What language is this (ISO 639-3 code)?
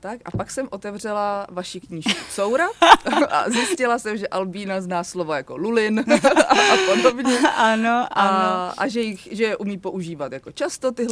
ces